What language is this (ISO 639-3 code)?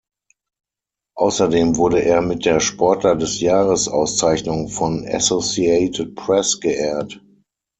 deu